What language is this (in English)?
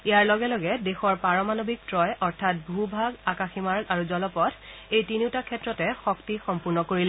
Assamese